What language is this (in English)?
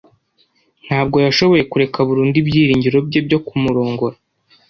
Kinyarwanda